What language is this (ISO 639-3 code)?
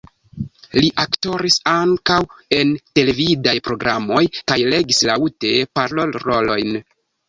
epo